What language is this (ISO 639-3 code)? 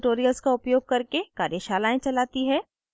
hin